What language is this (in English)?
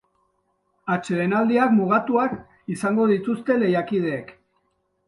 Basque